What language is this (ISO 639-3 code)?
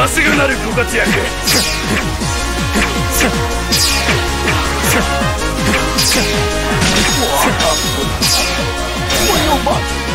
jpn